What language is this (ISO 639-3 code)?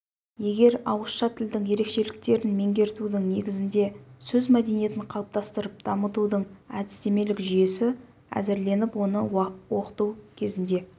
kaz